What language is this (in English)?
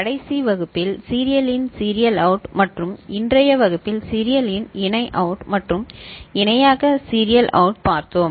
Tamil